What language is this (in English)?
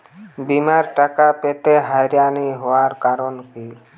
Bangla